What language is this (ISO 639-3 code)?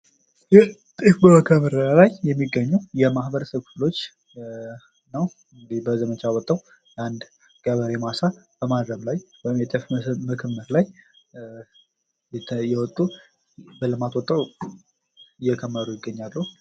amh